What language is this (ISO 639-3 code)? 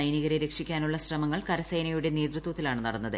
mal